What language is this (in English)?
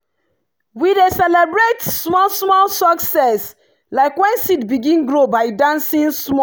Nigerian Pidgin